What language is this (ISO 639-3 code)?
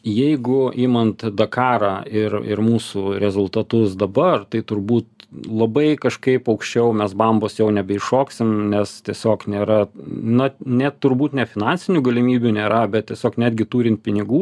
lit